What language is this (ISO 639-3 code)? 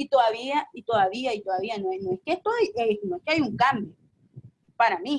spa